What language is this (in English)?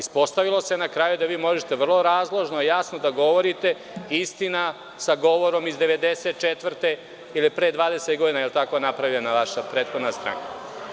Serbian